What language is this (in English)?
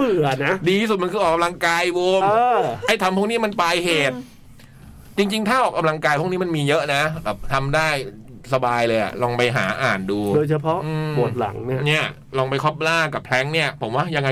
Thai